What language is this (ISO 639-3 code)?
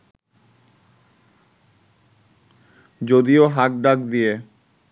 ben